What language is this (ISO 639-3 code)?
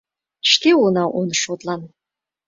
chm